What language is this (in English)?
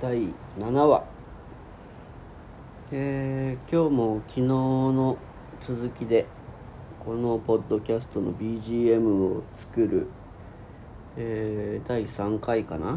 Japanese